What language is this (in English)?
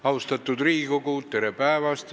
Estonian